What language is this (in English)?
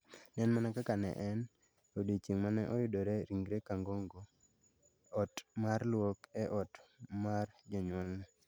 Luo (Kenya and Tanzania)